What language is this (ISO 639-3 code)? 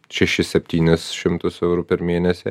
lit